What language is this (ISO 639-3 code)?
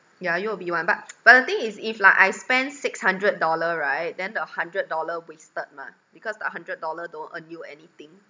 eng